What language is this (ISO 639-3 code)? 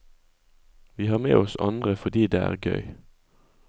nor